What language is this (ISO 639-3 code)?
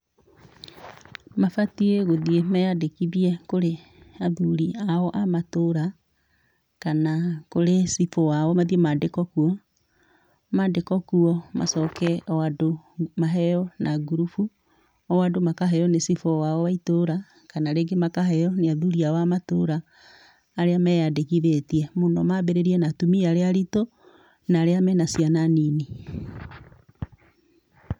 kik